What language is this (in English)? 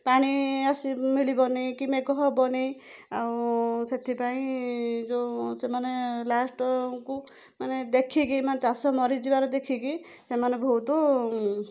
Odia